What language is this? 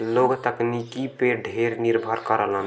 Bhojpuri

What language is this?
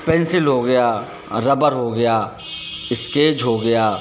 Hindi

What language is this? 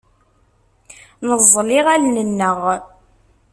Kabyle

